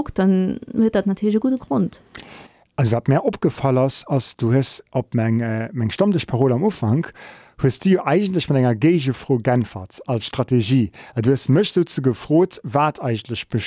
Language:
German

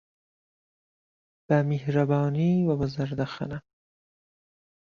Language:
Central Kurdish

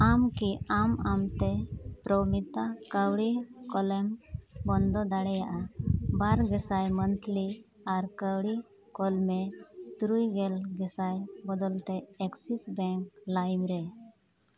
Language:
Santali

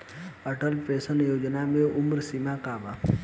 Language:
Bhojpuri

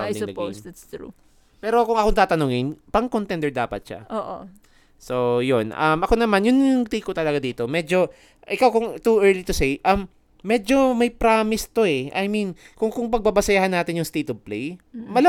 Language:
Filipino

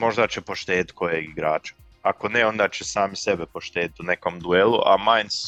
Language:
Croatian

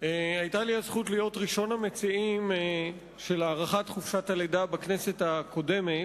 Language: Hebrew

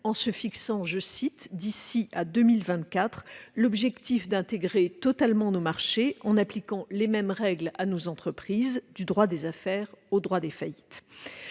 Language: French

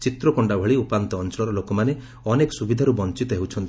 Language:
Odia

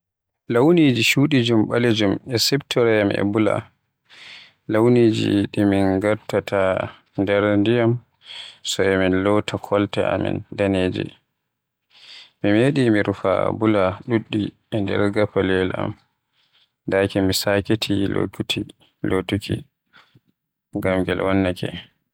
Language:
Western Niger Fulfulde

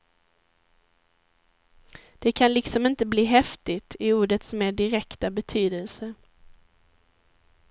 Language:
Swedish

